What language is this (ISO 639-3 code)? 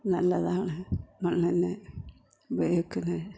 mal